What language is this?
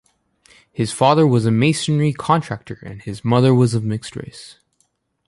English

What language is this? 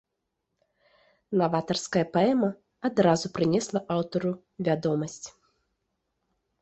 Belarusian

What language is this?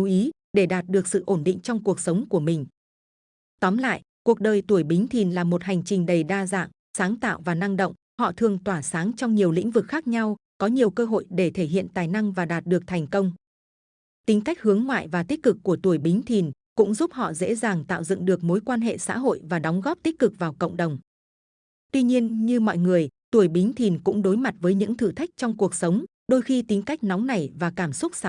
Vietnamese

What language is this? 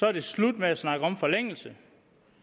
Danish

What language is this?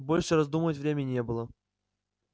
Russian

